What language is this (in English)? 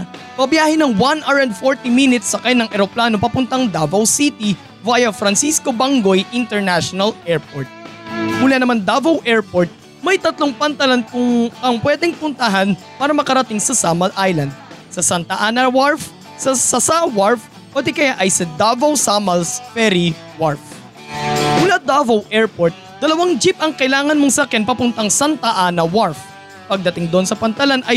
Filipino